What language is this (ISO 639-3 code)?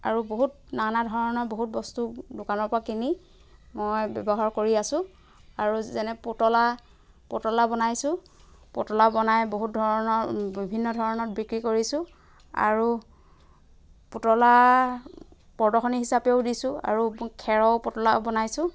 asm